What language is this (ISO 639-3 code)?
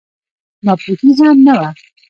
pus